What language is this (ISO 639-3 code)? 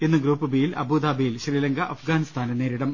mal